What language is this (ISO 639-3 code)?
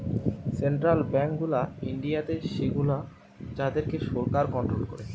ben